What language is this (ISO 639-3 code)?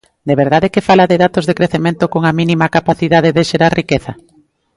glg